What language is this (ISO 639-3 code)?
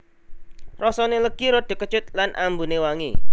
jav